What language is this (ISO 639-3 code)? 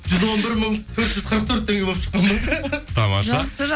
kaz